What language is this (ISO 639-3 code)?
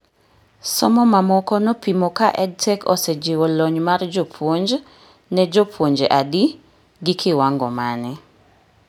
luo